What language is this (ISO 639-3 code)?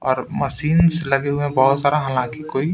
hin